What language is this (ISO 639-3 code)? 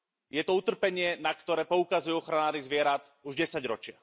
slk